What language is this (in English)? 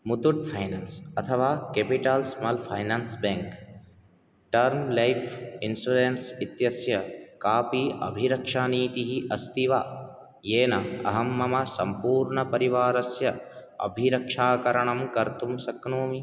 Sanskrit